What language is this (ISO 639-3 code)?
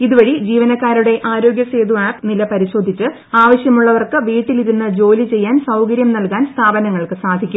mal